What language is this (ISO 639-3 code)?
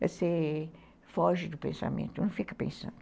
por